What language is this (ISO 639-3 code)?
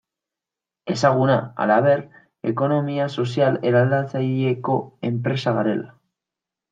eus